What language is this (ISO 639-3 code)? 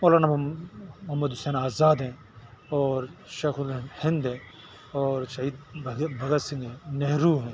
urd